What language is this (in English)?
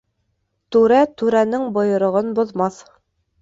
Bashkir